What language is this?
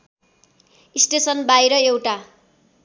Nepali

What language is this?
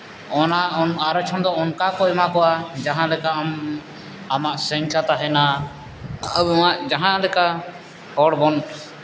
Santali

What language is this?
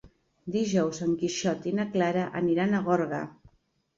Catalan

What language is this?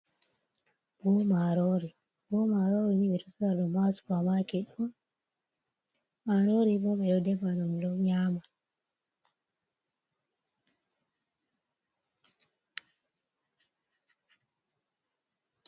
Fula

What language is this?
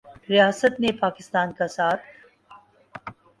Urdu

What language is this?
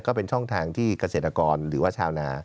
Thai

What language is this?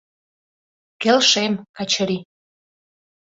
Mari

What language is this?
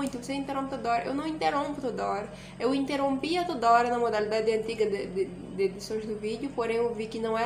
Portuguese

